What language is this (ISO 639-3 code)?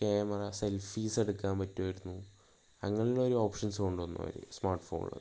mal